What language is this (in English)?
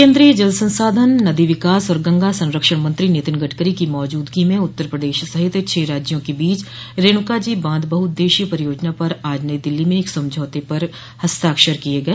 Hindi